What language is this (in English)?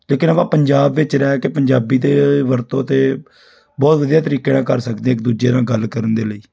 Punjabi